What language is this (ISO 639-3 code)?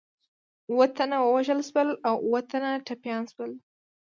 pus